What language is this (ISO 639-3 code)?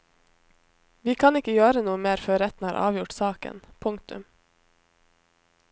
nor